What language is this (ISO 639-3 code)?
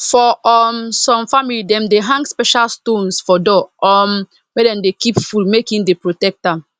pcm